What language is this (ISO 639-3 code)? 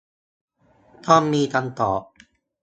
tha